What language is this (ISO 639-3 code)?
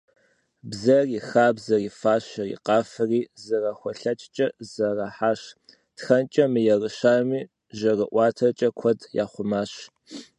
kbd